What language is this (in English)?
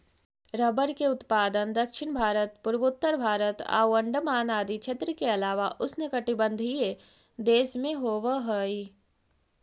Magahi